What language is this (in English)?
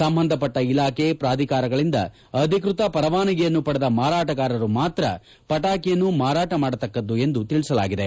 Kannada